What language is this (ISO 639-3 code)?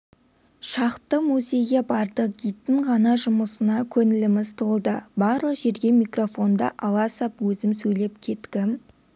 kaz